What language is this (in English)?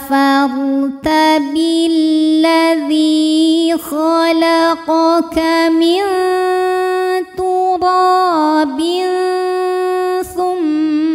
Indonesian